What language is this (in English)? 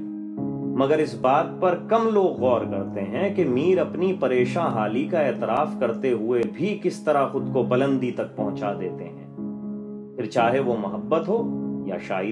Urdu